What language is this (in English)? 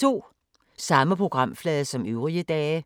Danish